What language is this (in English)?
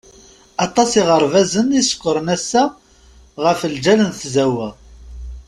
Kabyle